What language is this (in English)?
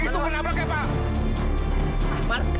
Indonesian